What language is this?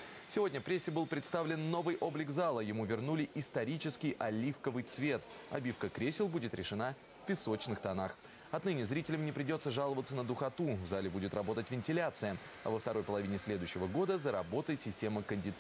Russian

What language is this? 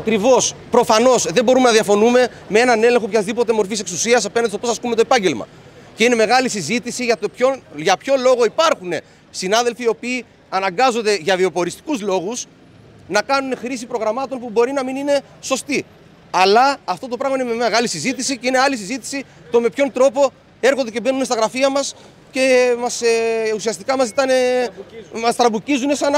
Greek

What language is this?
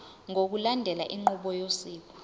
Zulu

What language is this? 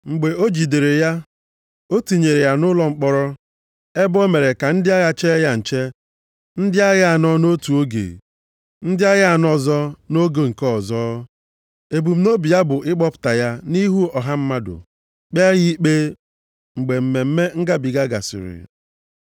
Igbo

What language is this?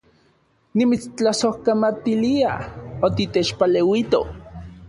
Central Puebla Nahuatl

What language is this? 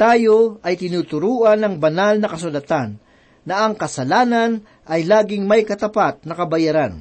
Filipino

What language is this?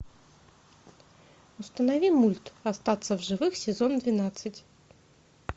Russian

